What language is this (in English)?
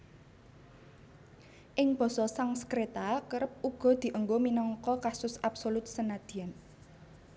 Javanese